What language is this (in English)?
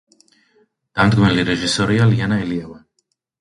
Georgian